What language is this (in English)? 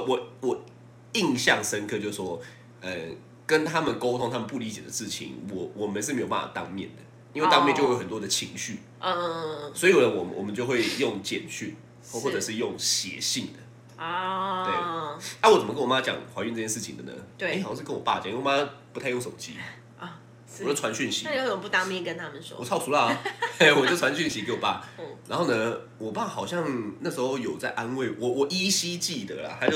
Chinese